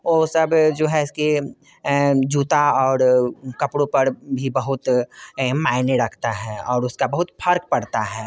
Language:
Hindi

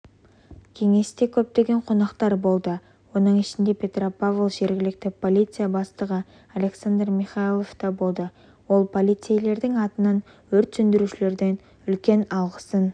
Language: Kazakh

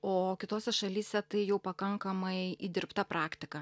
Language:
Lithuanian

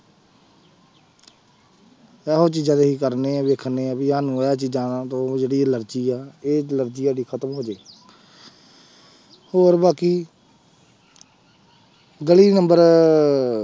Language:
Punjabi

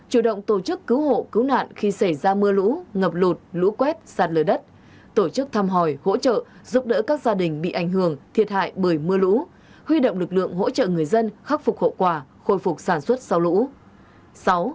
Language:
Vietnamese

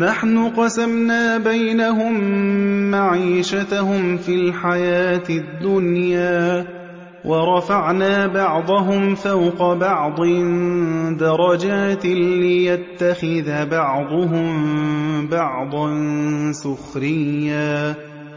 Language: Arabic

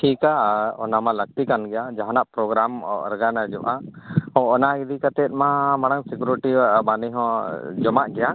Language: Santali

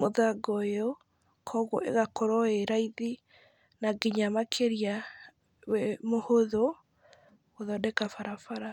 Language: Kikuyu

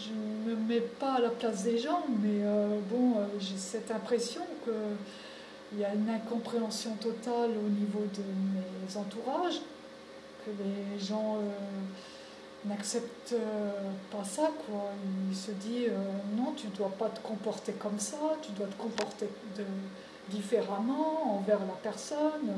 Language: French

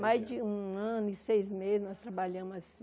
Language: Portuguese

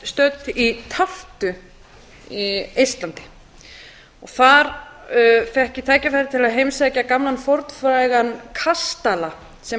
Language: Icelandic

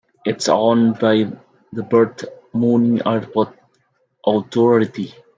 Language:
English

